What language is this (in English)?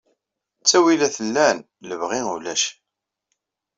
Kabyle